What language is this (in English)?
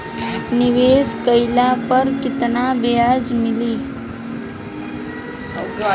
Bhojpuri